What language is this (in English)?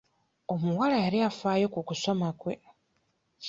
Ganda